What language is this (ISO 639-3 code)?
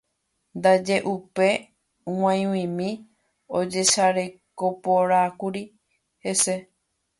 grn